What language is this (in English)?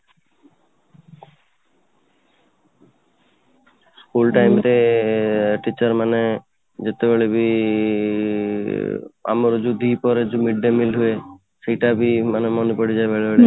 Odia